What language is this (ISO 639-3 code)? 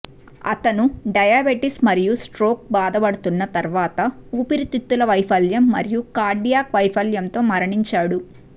tel